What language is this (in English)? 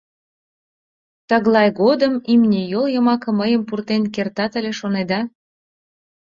Mari